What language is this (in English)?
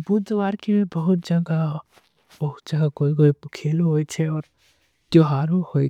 Angika